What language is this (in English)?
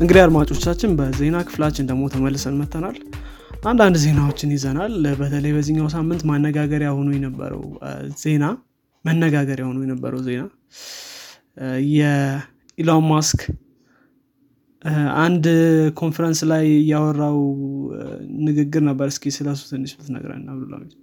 Amharic